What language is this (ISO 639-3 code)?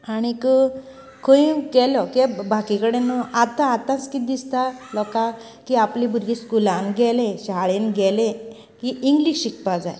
kok